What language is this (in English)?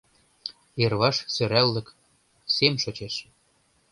Mari